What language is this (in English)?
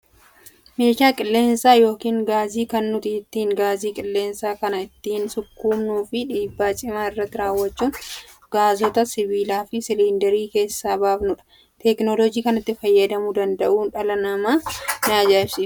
Oromo